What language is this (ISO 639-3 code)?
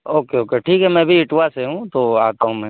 urd